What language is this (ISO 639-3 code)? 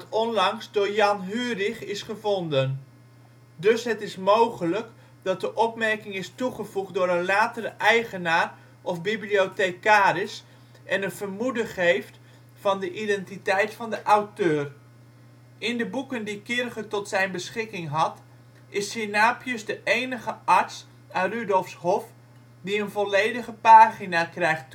nld